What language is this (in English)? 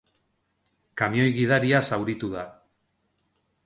Basque